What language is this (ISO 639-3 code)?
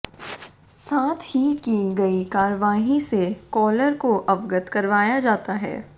hin